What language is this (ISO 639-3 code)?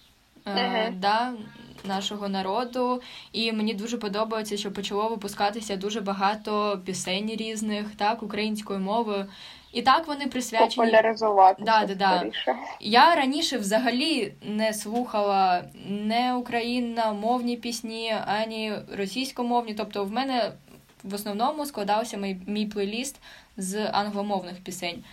ukr